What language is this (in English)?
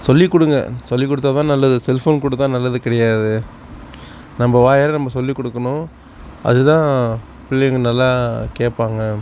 Tamil